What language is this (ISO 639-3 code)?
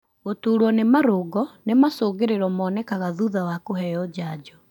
kik